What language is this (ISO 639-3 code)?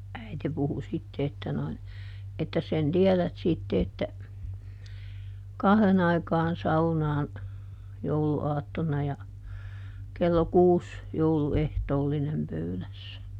fin